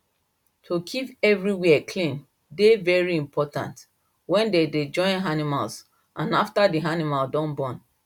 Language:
Nigerian Pidgin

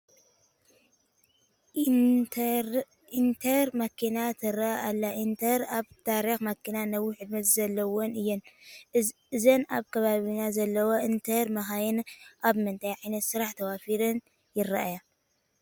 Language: Tigrinya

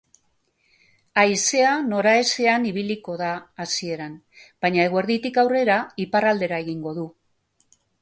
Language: Basque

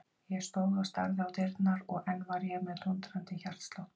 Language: Icelandic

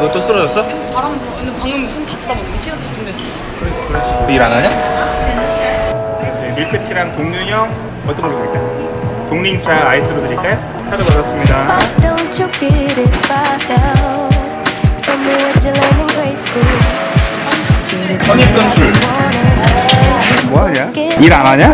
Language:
Korean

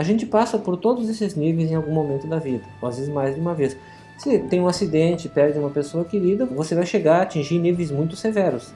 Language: Portuguese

